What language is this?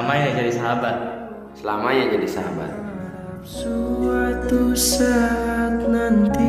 Indonesian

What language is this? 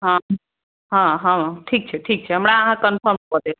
Maithili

